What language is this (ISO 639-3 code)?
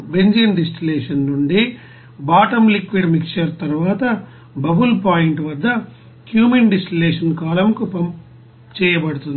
tel